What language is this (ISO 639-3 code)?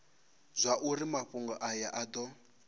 ven